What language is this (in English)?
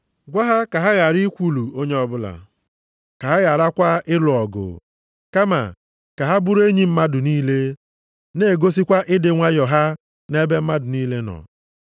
Igbo